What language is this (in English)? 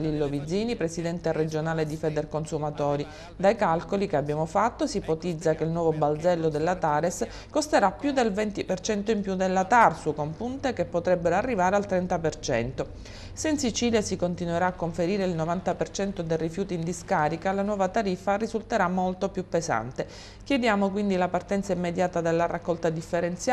Italian